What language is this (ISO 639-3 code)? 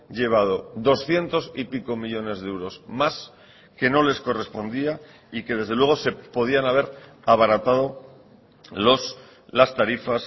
spa